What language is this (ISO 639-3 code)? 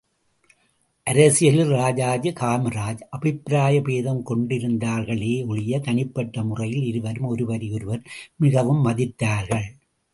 tam